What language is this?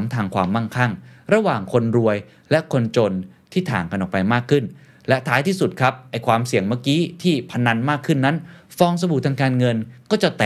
Thai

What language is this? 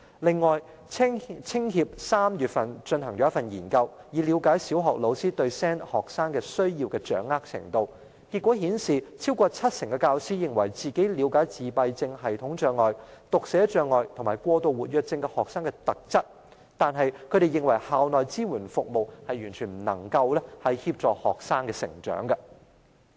Cantonese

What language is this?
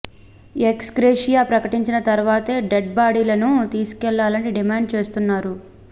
Telugu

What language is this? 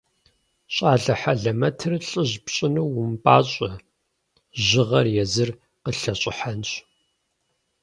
Kabardian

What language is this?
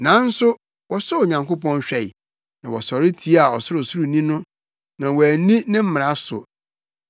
Akan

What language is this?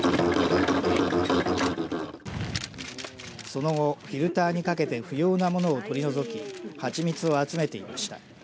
Japanese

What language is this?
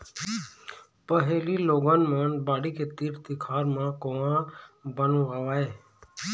Chhattisgarhi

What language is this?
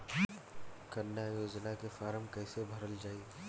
Bhojpuri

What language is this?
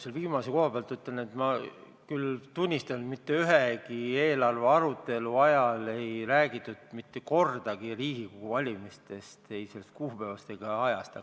Estonian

